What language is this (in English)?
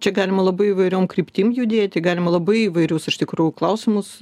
Lithuanian